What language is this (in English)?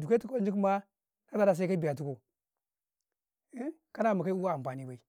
Karekare